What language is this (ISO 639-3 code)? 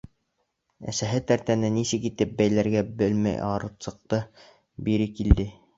bak